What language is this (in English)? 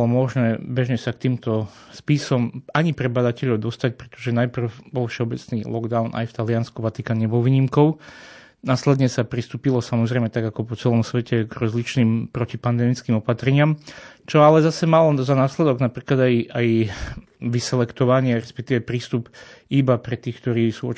Slovak